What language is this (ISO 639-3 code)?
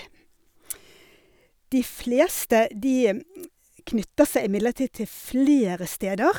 nor